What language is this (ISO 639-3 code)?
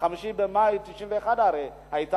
heb